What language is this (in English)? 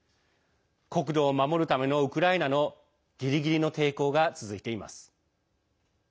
Japanese